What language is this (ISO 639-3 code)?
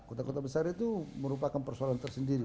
ind